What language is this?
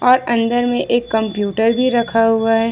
Hindi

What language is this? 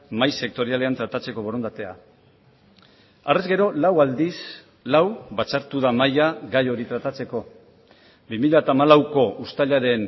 Basque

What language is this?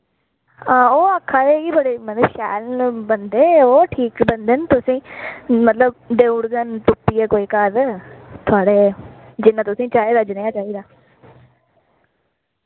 Dogri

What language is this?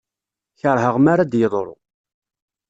Kabyle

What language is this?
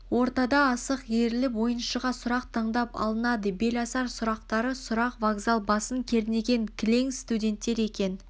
Kazakh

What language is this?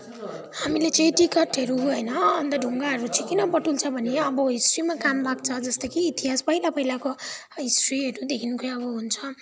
Nepali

